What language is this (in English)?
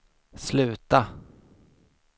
Swedish